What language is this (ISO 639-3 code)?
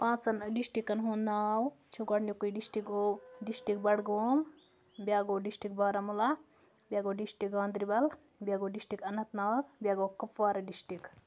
kas